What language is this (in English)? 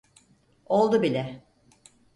Turkish